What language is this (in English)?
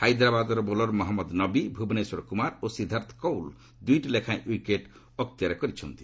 Odia